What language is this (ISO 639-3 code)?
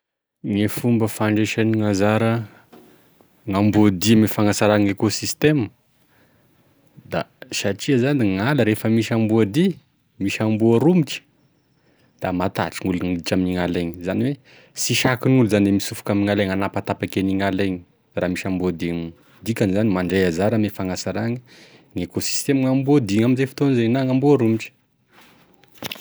tkg